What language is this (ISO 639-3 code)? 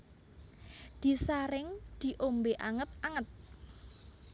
jav